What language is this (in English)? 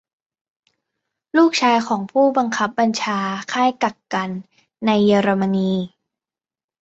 Thai